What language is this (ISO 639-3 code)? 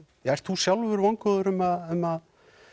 isl